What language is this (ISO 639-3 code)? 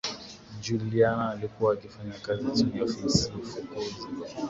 swa